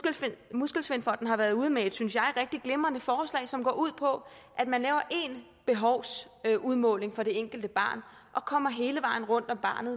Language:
Danish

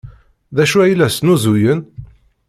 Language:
Kabyle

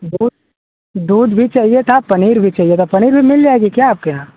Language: Hindi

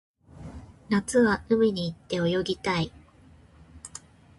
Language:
Japanese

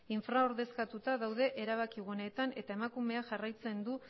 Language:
Basque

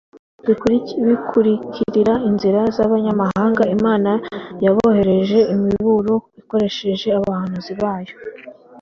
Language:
Kinyarwanda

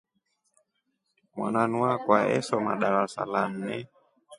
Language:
Rombo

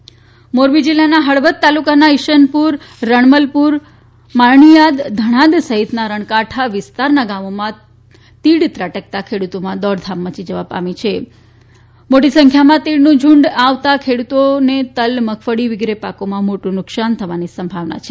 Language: Gujarati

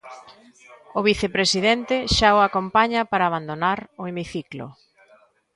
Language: Galician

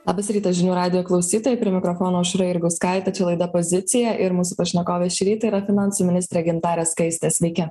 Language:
Lithuanian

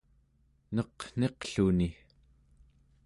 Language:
Central Yupik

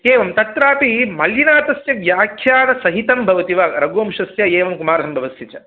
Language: Sanskrit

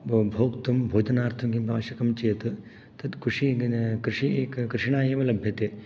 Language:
Sanskrit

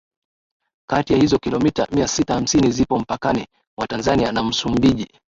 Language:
Swahili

